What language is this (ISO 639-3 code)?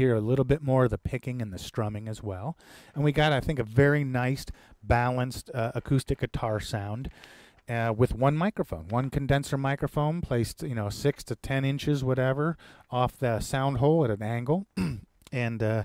eng